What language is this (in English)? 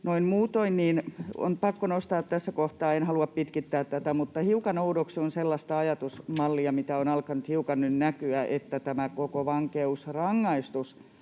Finnish